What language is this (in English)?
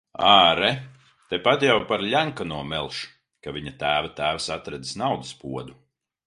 Latvian